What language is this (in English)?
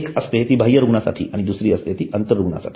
Marathi